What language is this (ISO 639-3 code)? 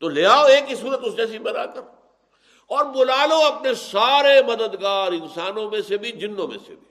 urd